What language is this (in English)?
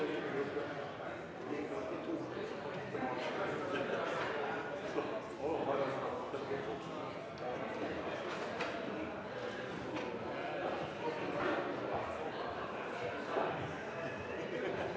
Norwegian